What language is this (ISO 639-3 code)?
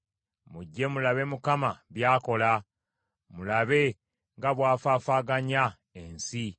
lug